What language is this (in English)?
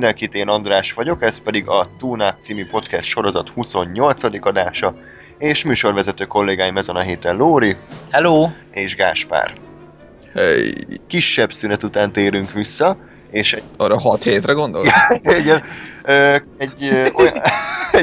Hungarian